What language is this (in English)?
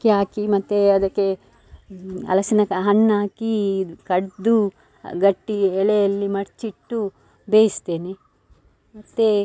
Kannada